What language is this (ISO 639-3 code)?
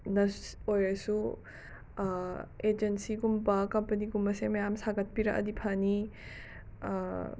mni